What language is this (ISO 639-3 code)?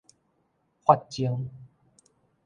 nan